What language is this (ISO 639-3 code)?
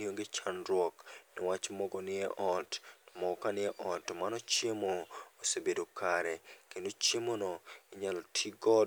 luo